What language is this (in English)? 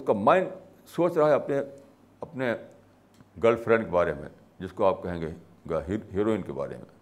Urdu